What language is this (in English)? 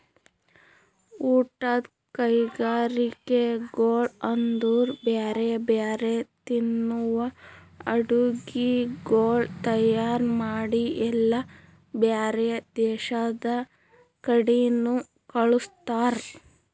Kannada